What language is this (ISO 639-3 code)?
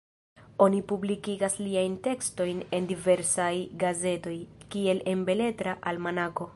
epo